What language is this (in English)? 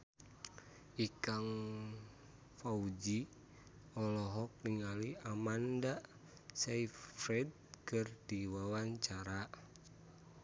Sundanese